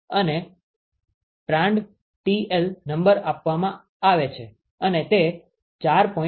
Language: Gujarati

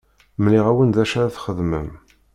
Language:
Kabyle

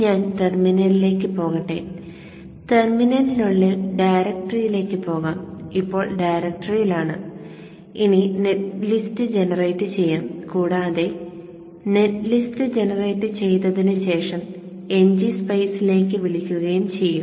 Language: Malayalam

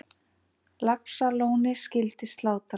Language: Icelandic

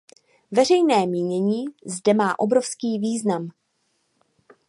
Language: Czech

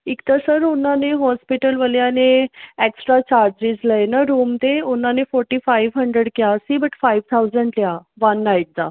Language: Punjabi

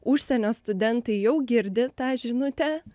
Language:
Lithuanian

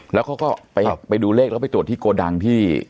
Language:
Thai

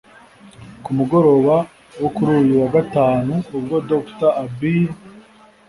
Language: Kinyarwanda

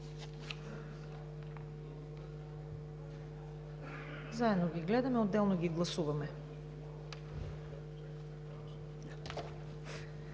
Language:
Bulgarian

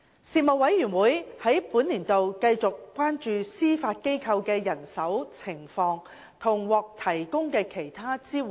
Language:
Cantonese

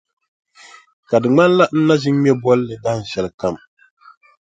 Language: Dagbani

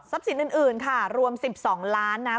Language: Thai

